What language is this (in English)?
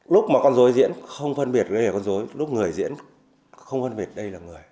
Vietnamese